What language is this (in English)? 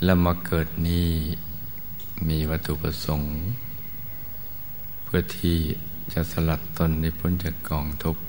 Thai